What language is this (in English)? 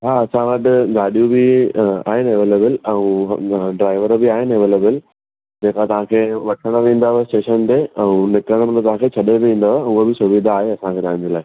Sindhi